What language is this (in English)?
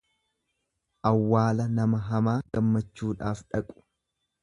Oromo